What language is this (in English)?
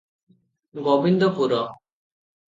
Odia